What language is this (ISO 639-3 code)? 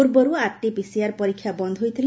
ori